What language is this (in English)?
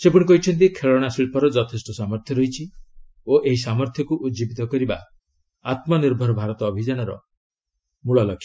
Odia